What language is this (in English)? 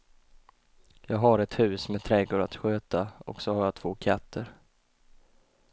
Swedish